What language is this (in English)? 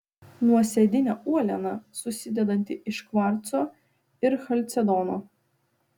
Lithuanian